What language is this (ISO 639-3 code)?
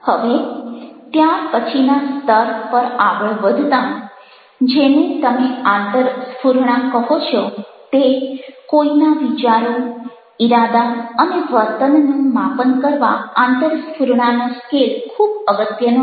guj